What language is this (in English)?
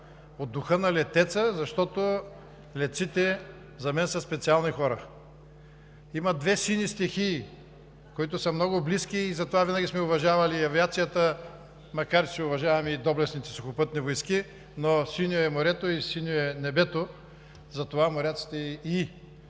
Bulgarian